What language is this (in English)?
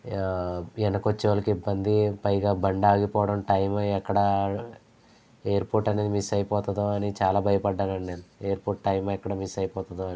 Telugu